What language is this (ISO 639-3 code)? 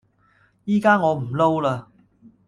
yue